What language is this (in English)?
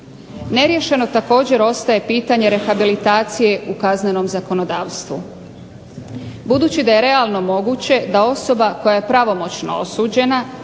Croatian